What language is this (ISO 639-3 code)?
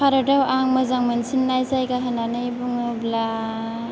brx